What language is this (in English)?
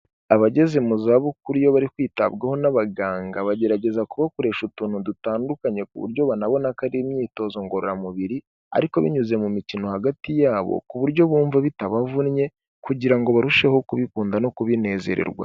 Kinyarwanda